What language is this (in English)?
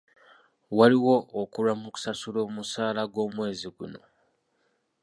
Ganda